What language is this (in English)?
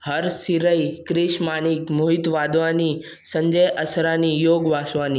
Sindhi